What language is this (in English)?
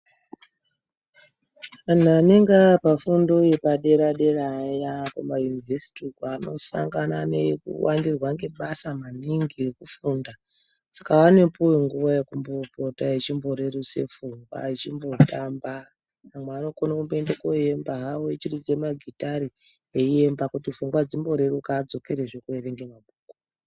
Ndau